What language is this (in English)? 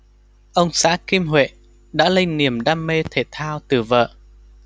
Vietnamese